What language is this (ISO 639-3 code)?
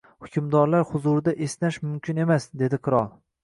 uzb